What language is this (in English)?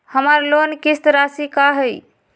Magahi